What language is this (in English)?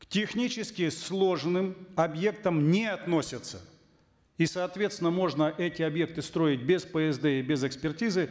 Kazakh